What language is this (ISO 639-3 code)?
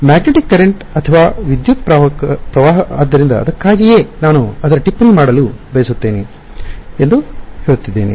kan